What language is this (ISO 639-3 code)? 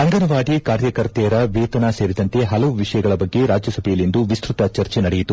kan